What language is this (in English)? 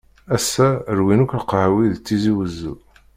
Kabyle